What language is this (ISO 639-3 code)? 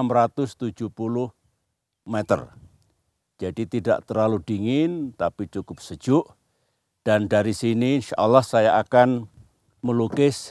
ind